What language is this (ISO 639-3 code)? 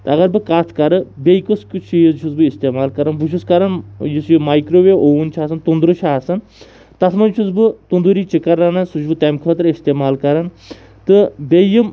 kas